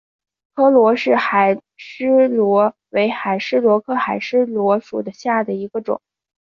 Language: Chinese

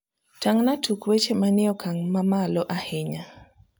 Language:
Luo (Kenya and Tanzania)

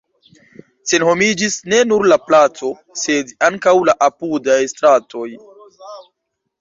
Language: Esperanto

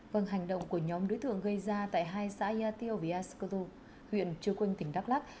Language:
Vietnamese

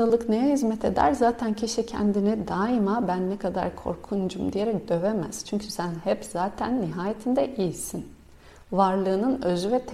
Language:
Turkish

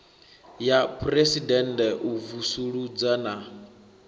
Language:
Venda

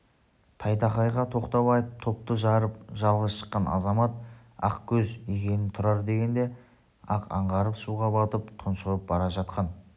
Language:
Kazakh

